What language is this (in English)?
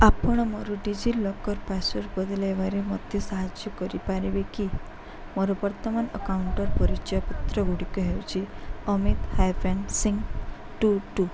Odia